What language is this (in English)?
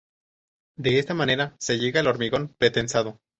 Spanish